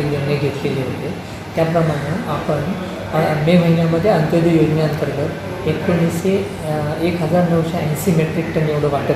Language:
Indonesian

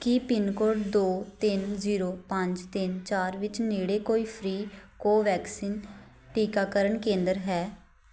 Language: Punjabi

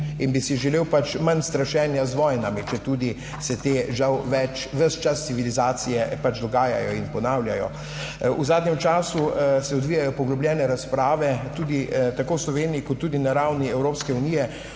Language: Slovenian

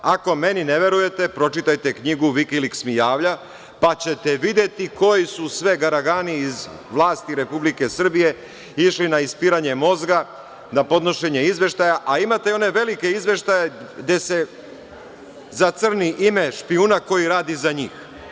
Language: Serbian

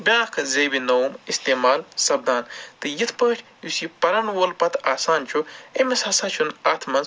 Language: Kashmiri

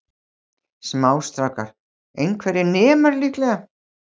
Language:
Icelandic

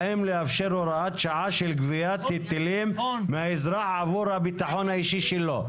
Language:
Hebrew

